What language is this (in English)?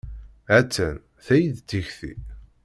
Kabyle